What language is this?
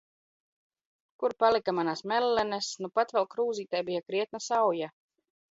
Latvian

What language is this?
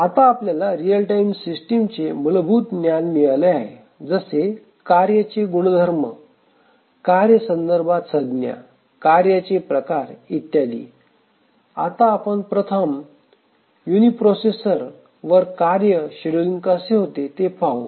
Marathi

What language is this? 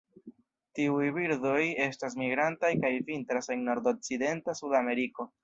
Esperanto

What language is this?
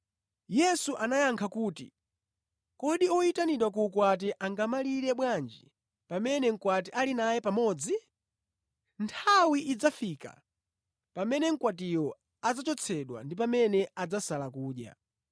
Nyanja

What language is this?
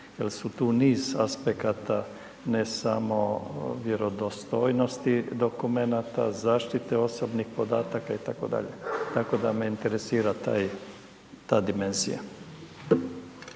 Croatian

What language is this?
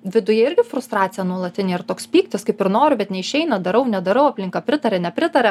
Lithuanian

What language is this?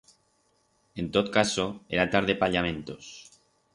Aragonese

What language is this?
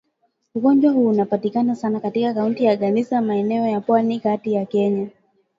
Swahili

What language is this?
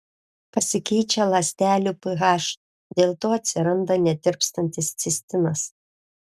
Lithuanian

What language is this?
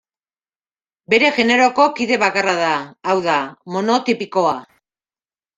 Basque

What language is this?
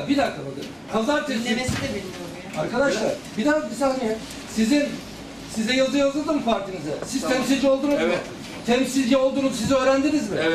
Turkish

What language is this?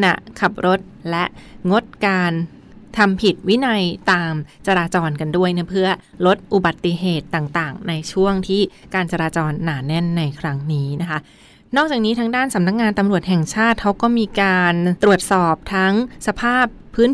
Thai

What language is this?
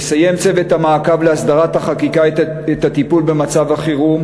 Hebrew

